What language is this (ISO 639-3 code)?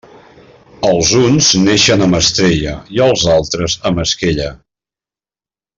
cat